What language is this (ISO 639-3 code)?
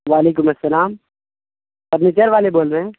urd